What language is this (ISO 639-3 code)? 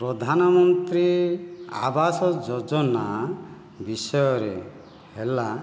ori